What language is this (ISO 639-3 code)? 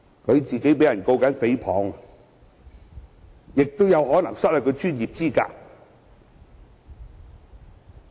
yue